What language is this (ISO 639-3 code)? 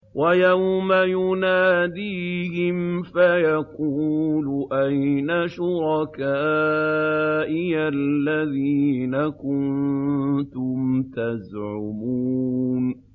ara